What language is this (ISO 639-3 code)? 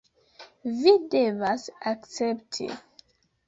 epo